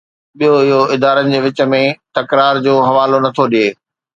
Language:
Sindhi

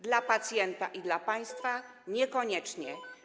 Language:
Polish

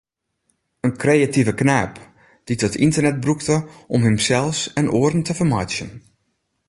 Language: Western Frisian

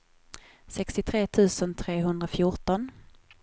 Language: Swedish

